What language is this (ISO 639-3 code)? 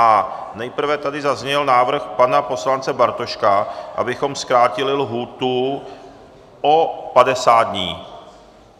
ces